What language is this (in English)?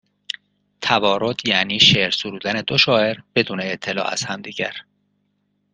Persian